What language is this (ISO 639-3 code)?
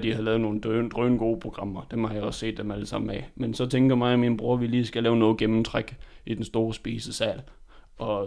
dan